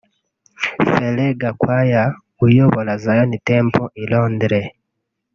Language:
Kinyarwanda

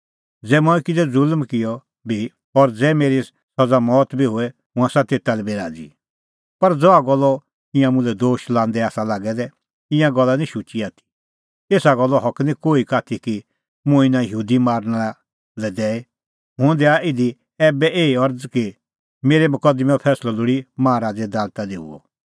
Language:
Kullu Pahari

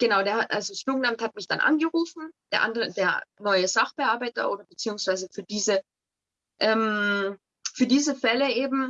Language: German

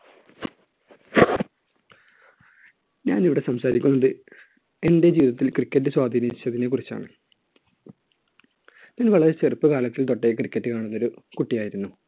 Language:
Malayalam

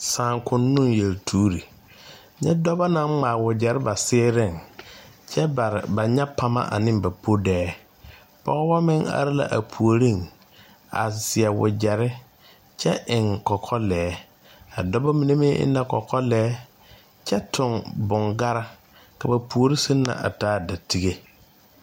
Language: Southern Dagaare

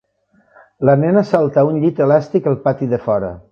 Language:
Catalan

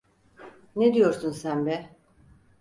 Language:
Turkish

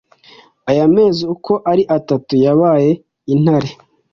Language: Kinyarwanda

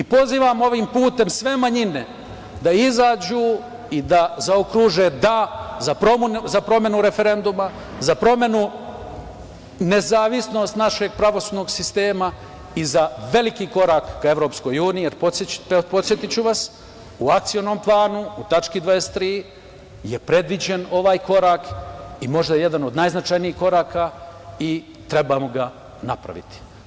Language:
Serbian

